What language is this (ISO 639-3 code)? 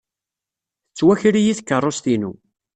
kab